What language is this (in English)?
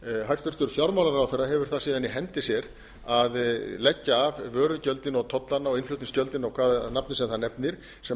Icelandic